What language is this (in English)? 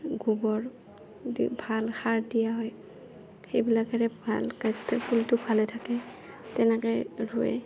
Assamese